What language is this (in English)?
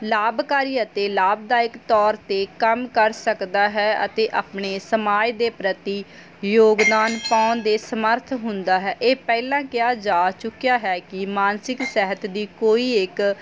Punjabi